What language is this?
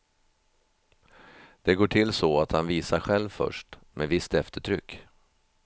Swedish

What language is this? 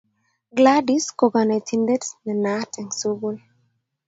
Kalenjin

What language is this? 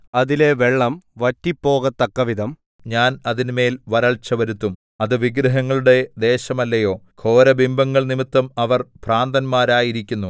Malayalam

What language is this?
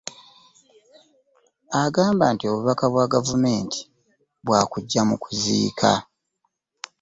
Ganda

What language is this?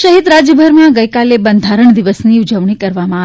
Gujarati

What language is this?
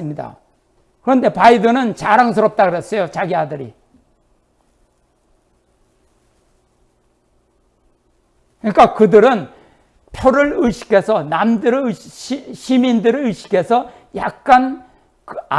Korean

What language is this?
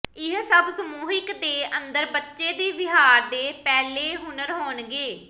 Punjabi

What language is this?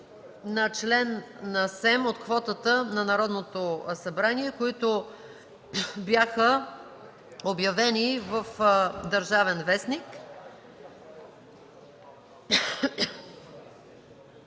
Bulgarian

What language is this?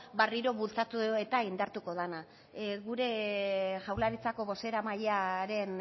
Basque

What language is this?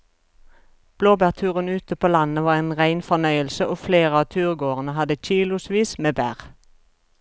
Norwegian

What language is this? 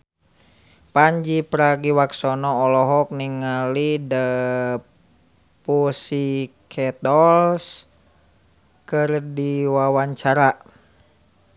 Sundanese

